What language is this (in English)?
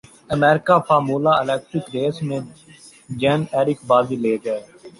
Urdu